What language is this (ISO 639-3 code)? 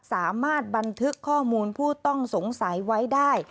tha